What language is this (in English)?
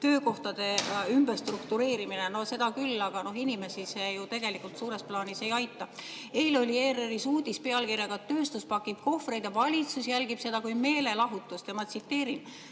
Estonian